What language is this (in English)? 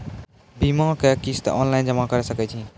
Maithili